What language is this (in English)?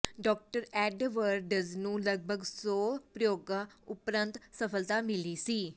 Punjabi